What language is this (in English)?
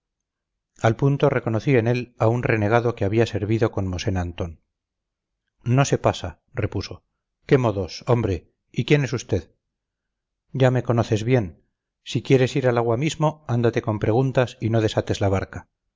Spanish